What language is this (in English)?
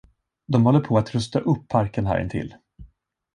Swedish